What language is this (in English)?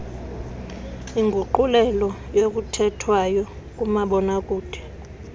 Xhosa